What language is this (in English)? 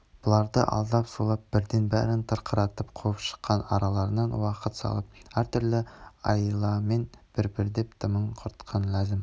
Kazakh